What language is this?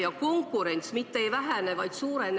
Estonian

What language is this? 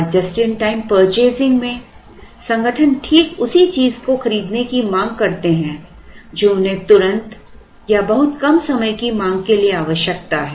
Hindi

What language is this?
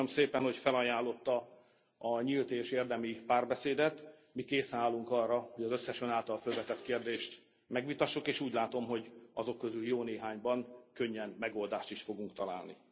Hungarian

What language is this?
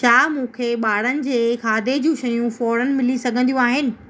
Sindhi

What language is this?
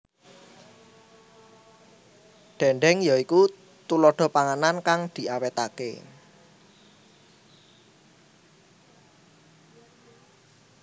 Javanese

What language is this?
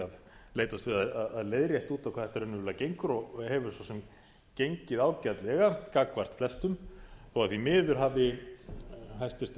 Icelandic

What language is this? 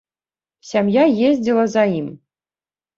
Belarusian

